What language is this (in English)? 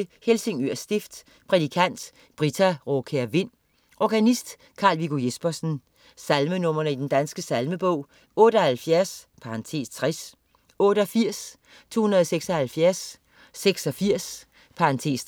Danish